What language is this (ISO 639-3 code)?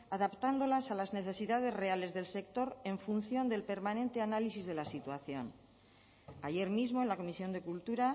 spa